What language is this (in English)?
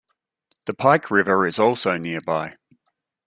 English